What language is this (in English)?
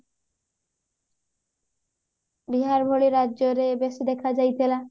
Odia